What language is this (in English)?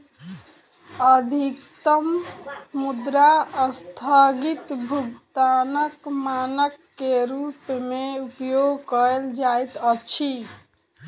Maithili